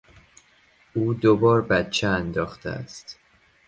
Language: Persian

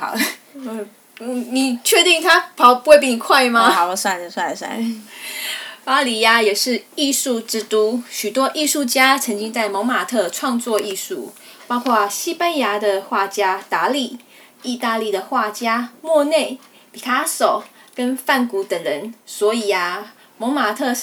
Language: Chinese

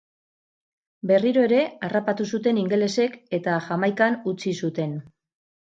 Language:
Basque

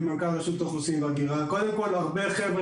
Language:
Hebrew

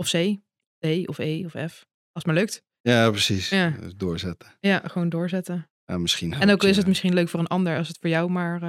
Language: Dutch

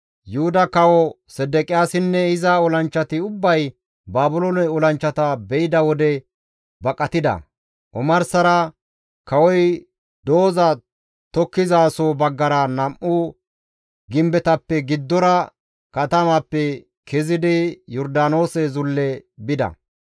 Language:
Gamo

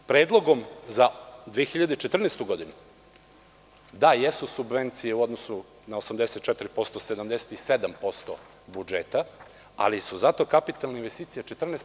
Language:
Serbian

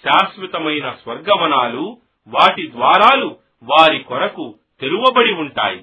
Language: Telugu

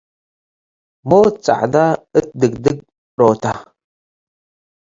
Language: Tigre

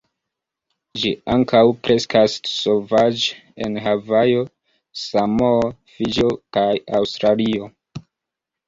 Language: Esperanto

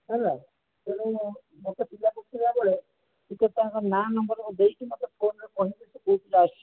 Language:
Odia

